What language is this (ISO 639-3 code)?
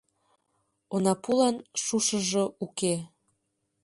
chm